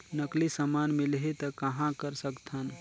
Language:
Chhattisgarhi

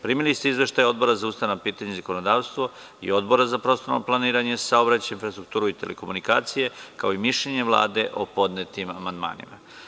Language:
Serbian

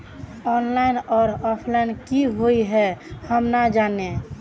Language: Magahi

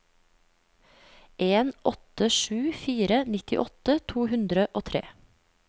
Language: Norwegian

